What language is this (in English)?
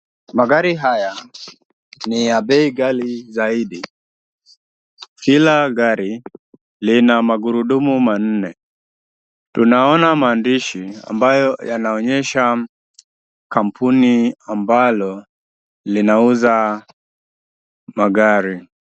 Swahili